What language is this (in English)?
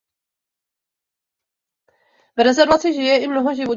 Czech